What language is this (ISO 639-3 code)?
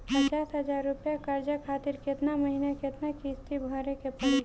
bho